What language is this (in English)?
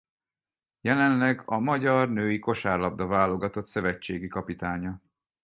Hungarian